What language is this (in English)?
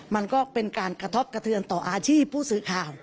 Thai